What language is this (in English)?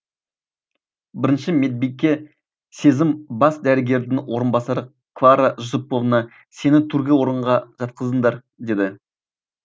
Kazakh